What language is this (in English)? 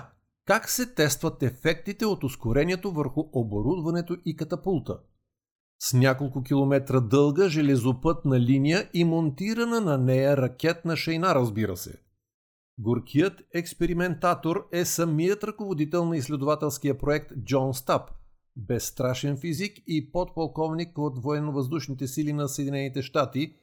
Bulgarian